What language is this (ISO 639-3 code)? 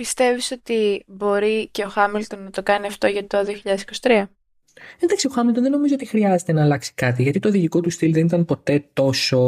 ell